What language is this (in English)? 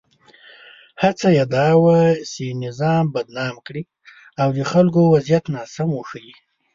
Pashto